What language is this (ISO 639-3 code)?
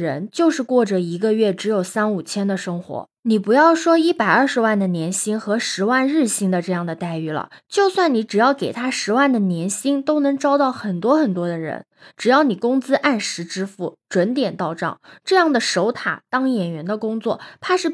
zho